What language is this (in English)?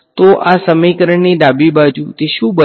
Gujarati